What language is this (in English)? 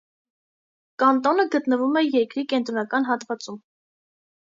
Armenian